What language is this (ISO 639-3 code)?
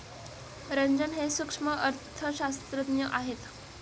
mar